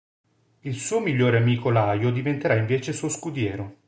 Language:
Italian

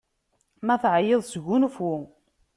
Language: Kabyle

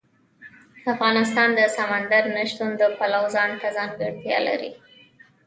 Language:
Pashto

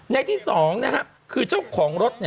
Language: Thai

